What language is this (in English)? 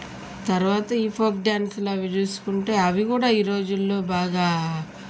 Telugu